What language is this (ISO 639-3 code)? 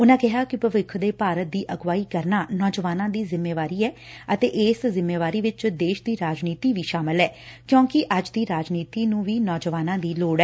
pan